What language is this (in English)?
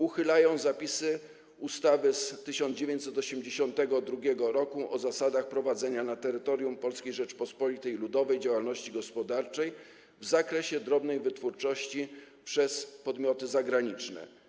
Polish